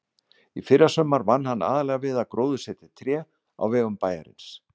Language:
Icelandic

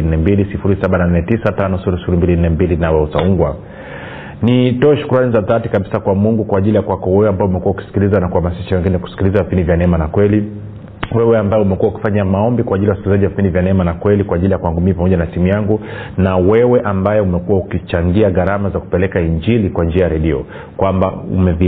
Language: Swahili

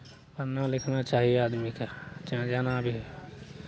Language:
Maithili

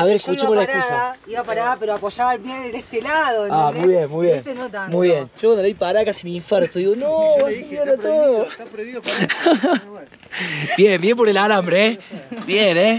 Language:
Spanish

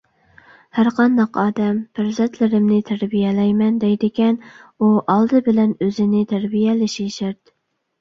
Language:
Uyghur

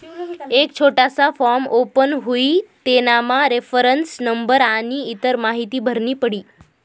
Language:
Marathi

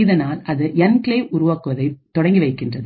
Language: Tamil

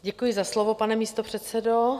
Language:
Czech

